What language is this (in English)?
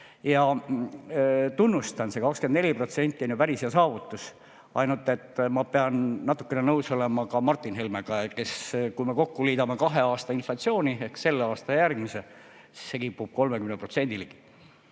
Estonian